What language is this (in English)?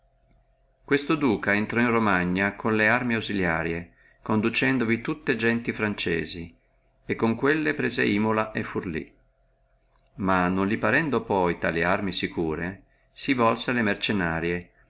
Italian